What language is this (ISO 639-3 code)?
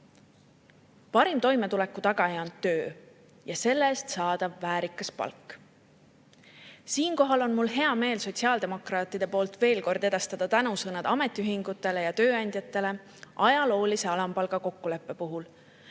est